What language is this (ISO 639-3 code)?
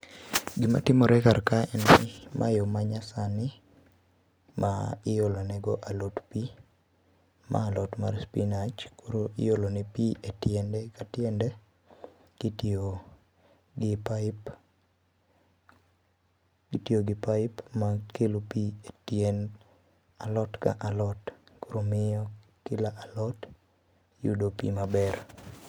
luo